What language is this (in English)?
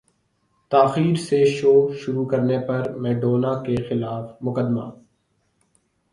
Urdu